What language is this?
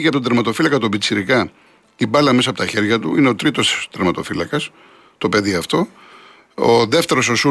Greek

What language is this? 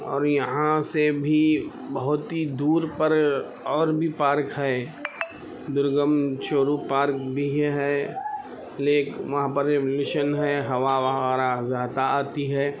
Urdu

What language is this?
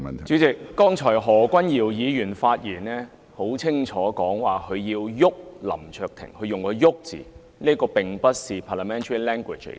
Cantonese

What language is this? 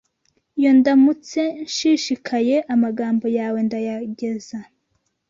Kinyarwanda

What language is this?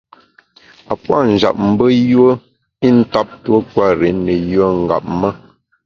Bamun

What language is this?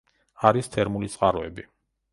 Georgian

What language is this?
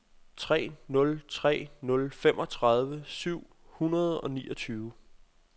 Danish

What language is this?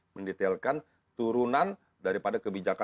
Indonesian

